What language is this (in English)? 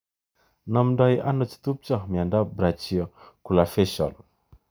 Kalenjin